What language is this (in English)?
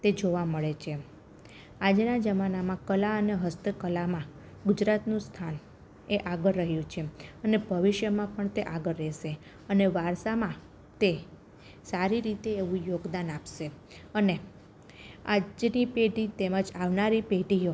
Gujarati